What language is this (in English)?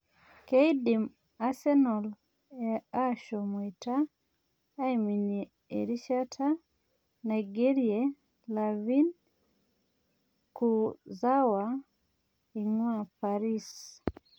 Masai